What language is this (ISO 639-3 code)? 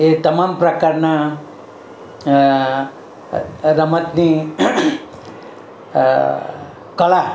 guj